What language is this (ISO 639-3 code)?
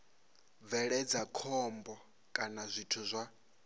ven